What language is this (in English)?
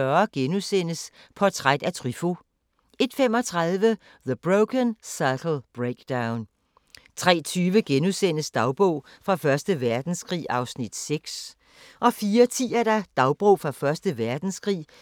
Danish